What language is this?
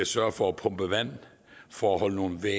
Danish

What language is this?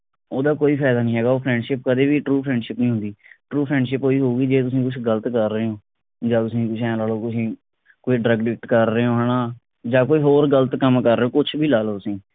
Punjabi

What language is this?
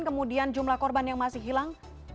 Indonesian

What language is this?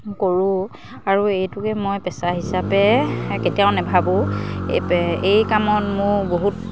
Assamese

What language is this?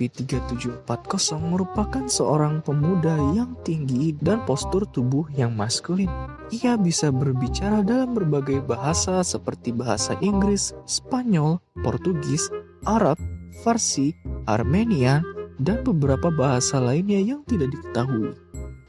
Indonesian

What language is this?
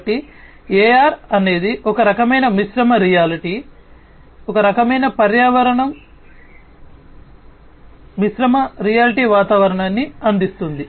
Telugu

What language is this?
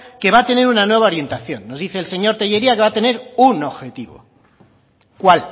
Spanish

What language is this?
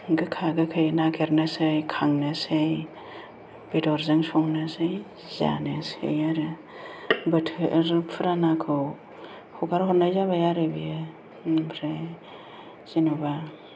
Bodo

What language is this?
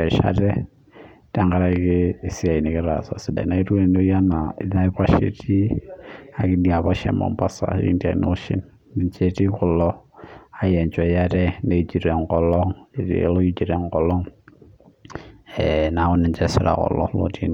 Masai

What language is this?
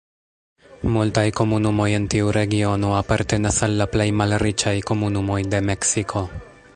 Esperanto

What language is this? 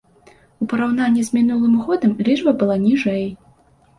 Belarusian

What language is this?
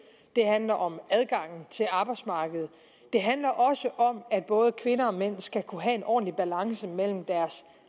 Danish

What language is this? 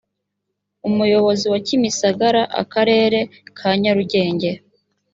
Kinyarwanda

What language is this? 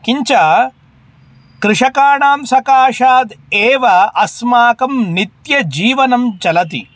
Sanskrit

